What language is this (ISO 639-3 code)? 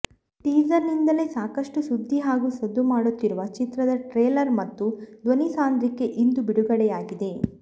kan